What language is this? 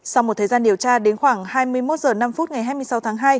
Vietnamese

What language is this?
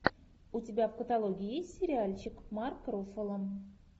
Russian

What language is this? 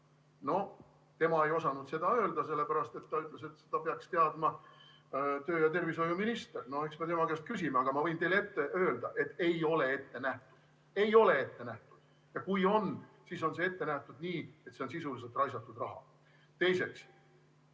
Estonian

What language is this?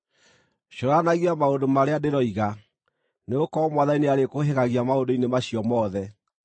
Kikuyu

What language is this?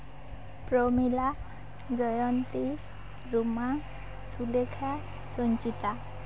Santali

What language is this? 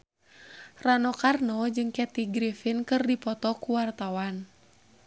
Sundanese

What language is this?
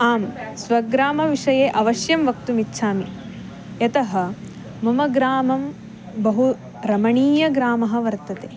Sanskrit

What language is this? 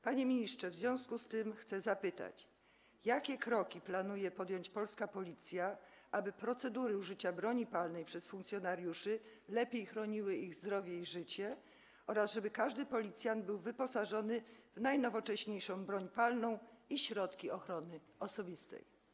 Polish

